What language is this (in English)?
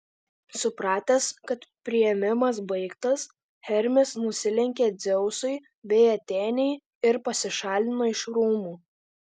Lithuanian